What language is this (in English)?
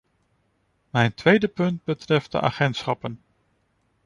Dutch